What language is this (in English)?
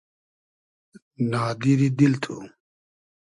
Hazaragi